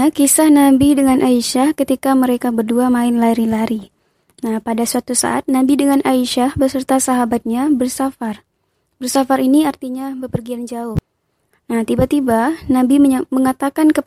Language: Indonesian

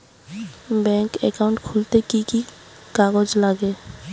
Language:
Bangla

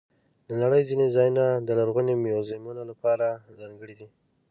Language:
Pashto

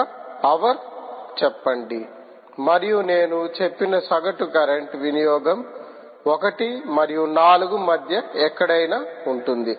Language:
Telugu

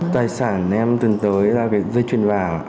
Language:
Vietnamese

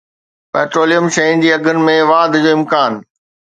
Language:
Sindhi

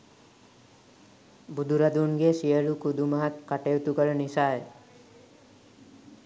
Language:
Sinhala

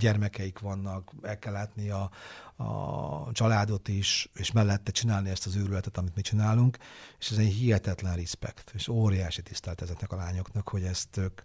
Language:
Hungarian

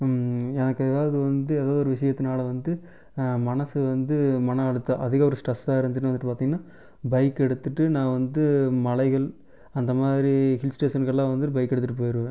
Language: Tamil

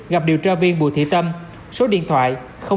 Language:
Vietnamese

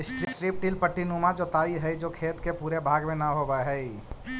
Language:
Magahi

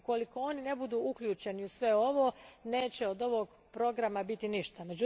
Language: Croatian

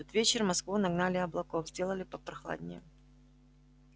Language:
Russian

